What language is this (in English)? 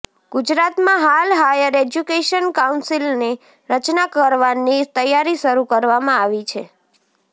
Gujarati